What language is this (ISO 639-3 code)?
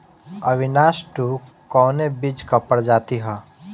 bho